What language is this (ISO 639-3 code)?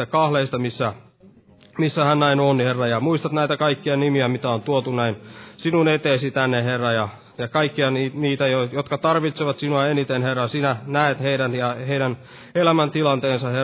fin